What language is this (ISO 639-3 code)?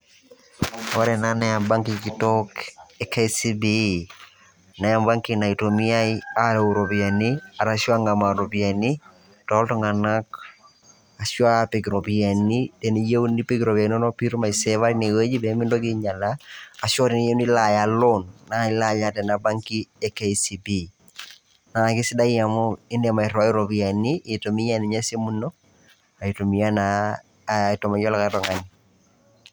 mas